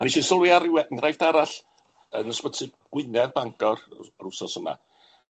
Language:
Welsh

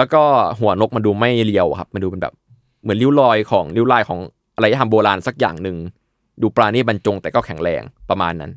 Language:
Thai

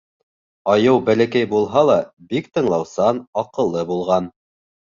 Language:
Bashkir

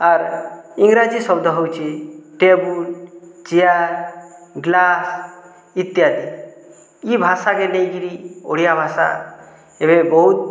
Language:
Odia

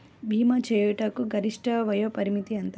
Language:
Telugu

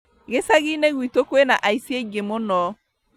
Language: Kikuyu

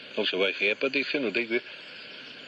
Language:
Welsh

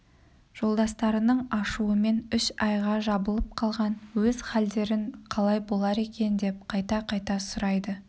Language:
Kazakh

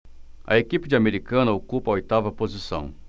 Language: Portuguese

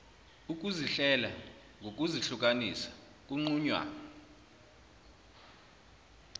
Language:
Zulu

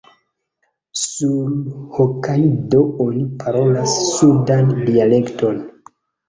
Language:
Esperanto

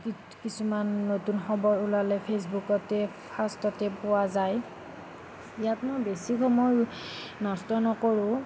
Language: Assamese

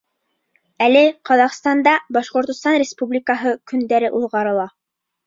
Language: Bashkir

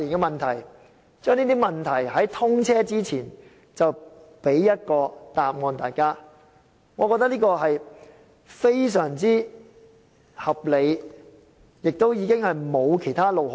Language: Cantonese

